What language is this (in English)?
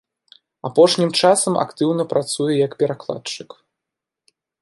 Belarusian